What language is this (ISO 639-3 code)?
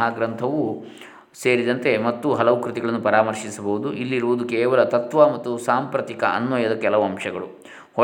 kan